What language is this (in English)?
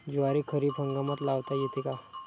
Marathi